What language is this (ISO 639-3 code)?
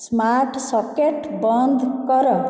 ori